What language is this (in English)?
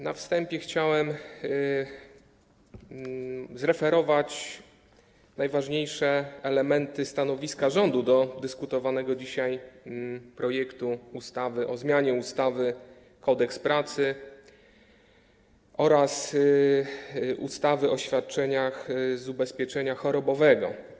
Polish